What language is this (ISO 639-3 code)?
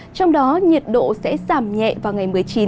vie